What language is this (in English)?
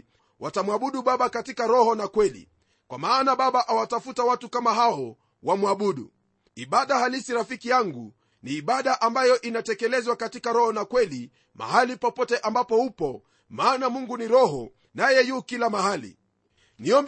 Swahili